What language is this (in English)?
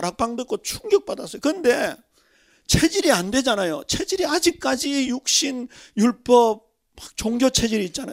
Korean